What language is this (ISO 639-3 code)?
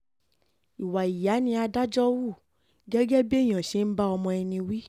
yor